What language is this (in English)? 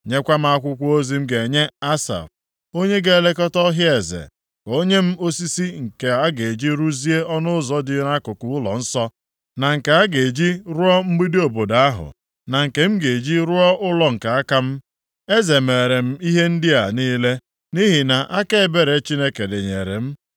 Igbo